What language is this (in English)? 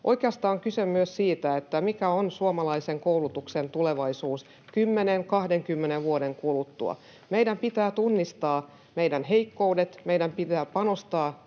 Finnish